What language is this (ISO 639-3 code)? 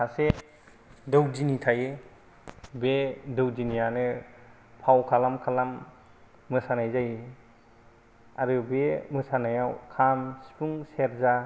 brx